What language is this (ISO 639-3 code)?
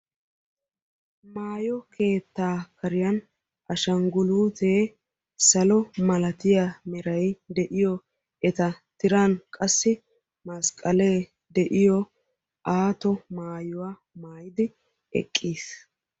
wal